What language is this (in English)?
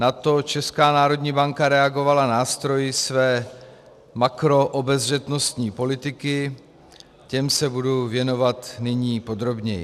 Czech